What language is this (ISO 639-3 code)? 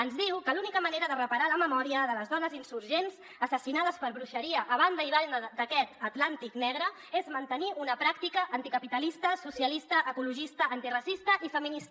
cat